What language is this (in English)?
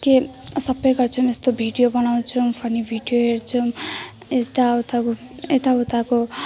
Nepali